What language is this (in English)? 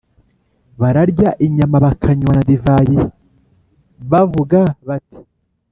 Kinyarwanda